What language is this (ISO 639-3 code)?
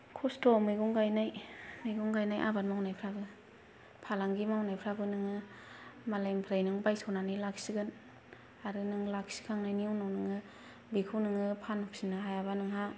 brx